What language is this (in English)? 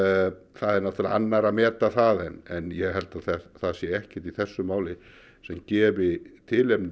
Icelandic